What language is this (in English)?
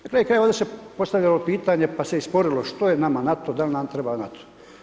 Croatian